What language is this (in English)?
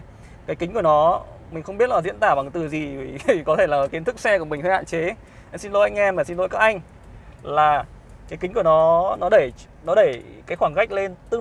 Vietnamese